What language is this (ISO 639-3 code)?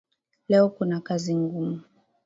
swa